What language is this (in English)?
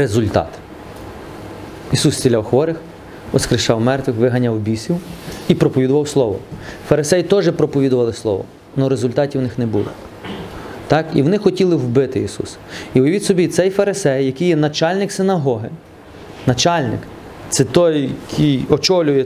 Ukrainian